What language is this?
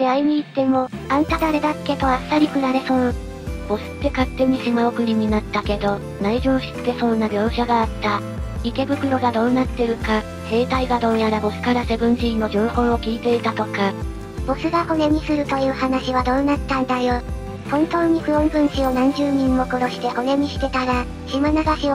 Japanese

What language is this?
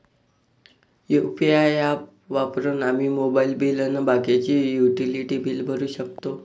Marathi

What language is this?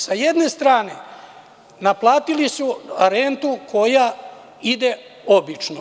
Serbian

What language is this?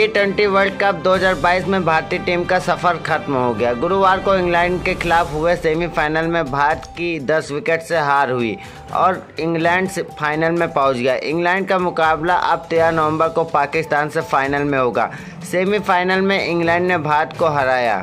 Hindi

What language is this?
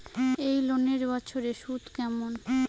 Bangla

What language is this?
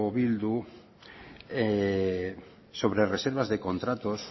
Spanish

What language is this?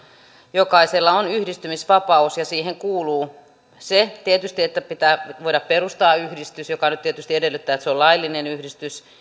Finnish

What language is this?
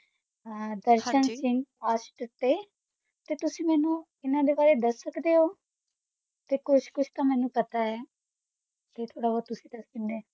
Punjabi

